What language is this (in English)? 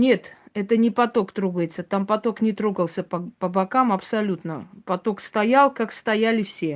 Russian